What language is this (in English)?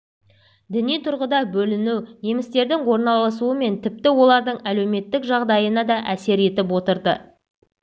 Kazakh